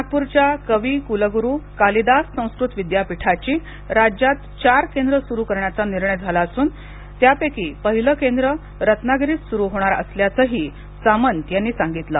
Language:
Marathi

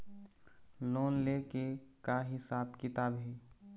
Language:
Chhattisgarhi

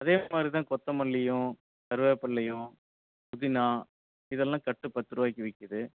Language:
Tamil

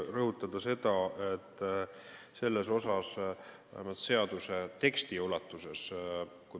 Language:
Estonian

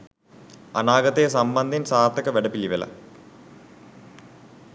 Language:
Sinhala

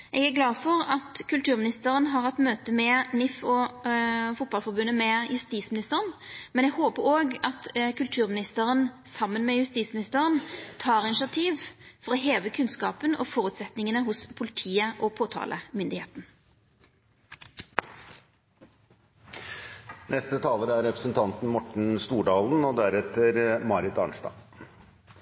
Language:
Norwegian Nynorsk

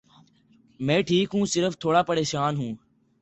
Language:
Urdu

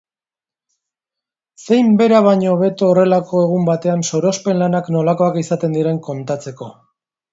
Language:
Basque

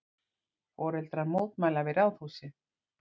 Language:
Icelandic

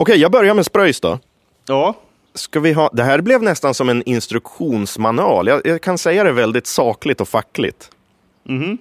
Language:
Swedish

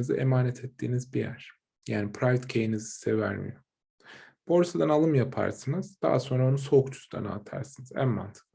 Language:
Turkish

